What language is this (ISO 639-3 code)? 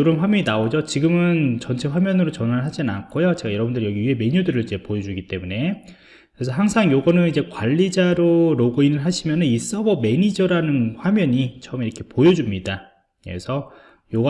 kor